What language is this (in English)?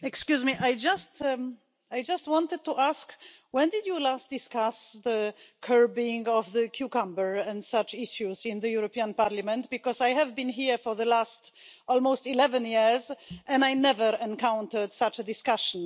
English